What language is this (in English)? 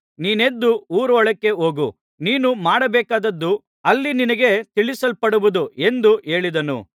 Kannada